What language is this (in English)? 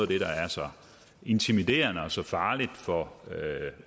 Danish